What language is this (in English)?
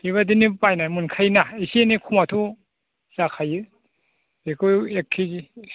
Bodo